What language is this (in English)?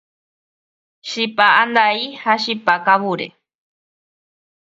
Guarani